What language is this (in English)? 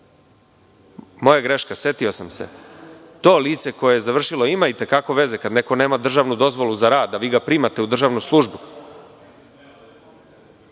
Serbian